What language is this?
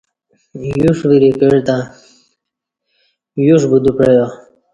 Kati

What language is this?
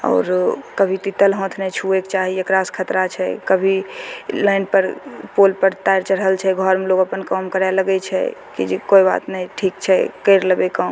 Maithili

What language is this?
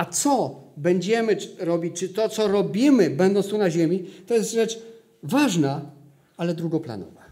Polish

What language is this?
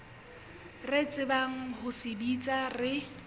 Southern Sotho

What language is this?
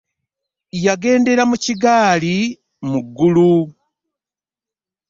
Ganda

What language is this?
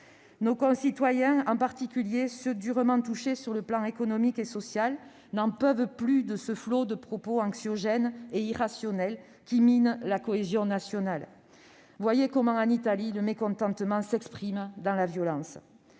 French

